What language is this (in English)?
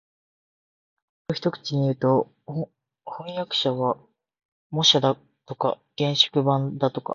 Japanese